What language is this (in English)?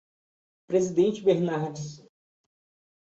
Portuguese